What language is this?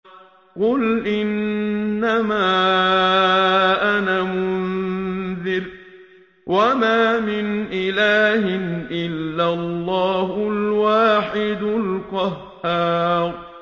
Arabic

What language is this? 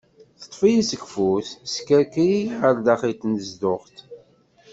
Kabyle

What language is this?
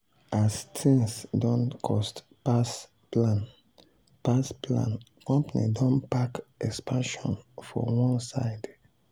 Nigerian Pidgin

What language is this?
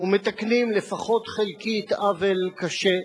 Hebrew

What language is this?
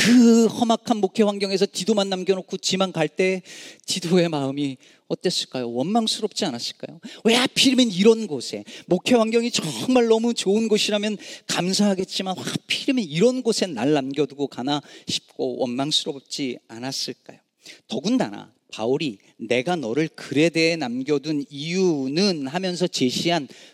Korean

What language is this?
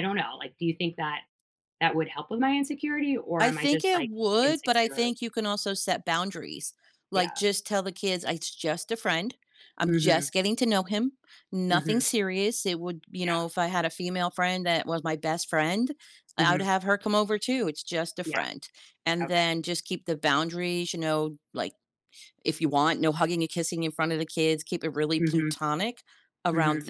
English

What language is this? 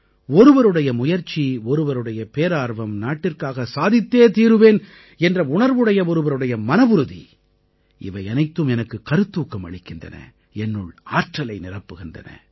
Tamil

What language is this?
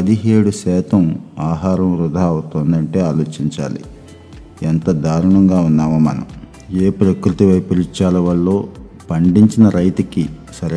Telugu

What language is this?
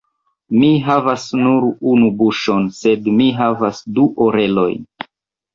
Esperanto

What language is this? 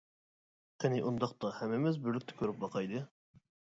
Uyghur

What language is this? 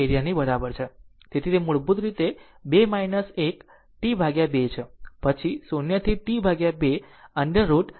Gujarati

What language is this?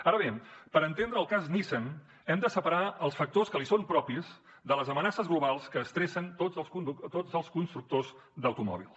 Catalan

